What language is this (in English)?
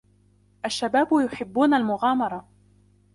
Arabic